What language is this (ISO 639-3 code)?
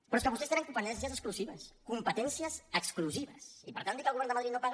cat